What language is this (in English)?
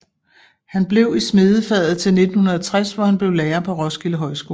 Danish